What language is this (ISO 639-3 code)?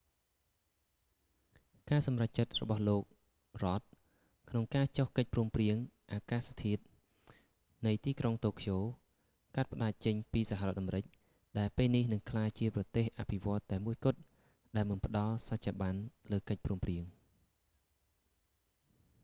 khm